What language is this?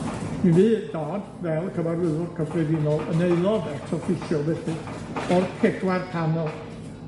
Welsh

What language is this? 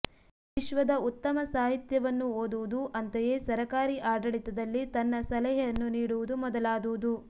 Kannada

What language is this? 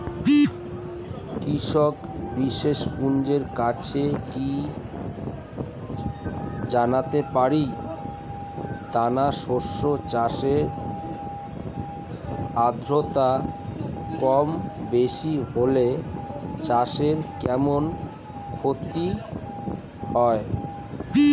Bangla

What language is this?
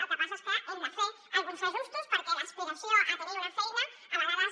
Catalan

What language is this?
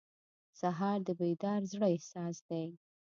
Pashto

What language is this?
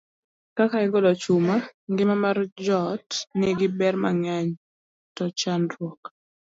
Luo (Kenya and Tanzania)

